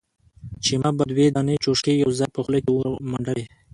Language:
Pashto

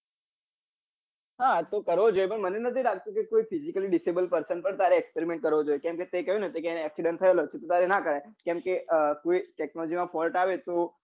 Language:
Gujarati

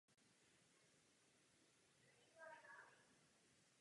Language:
Czech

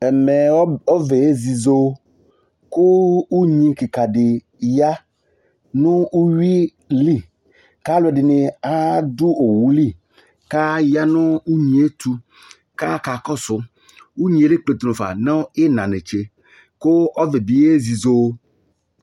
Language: Ikposo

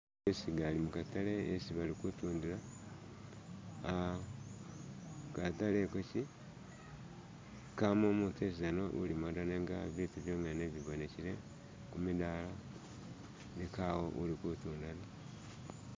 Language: Masaaba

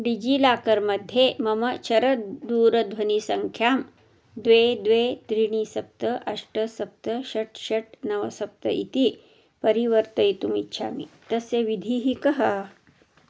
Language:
Sanskrit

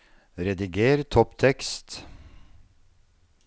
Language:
Norwegian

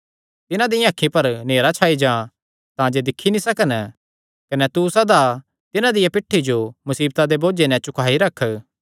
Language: Kangri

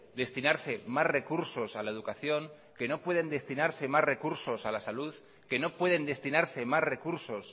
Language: Spanish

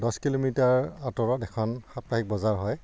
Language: Assamese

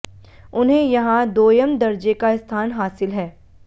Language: Hindi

